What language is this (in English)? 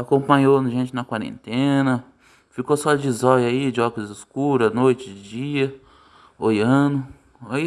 Portuguese